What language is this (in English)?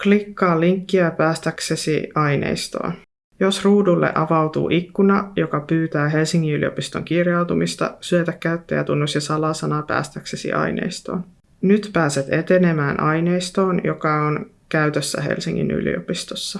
Finnish